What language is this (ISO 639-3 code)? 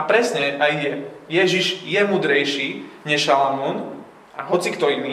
slk